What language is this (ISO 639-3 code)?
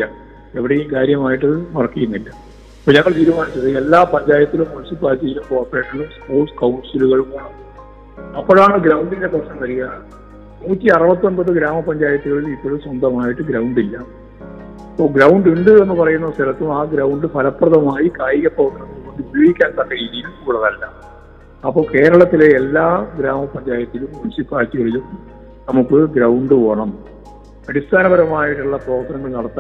mal